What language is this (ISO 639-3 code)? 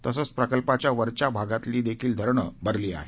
mar